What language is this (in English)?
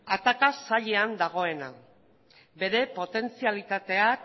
Basque